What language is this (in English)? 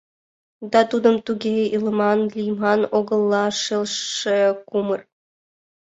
Mari